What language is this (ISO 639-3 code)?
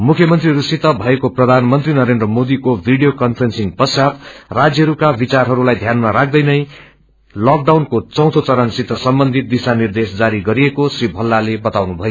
nep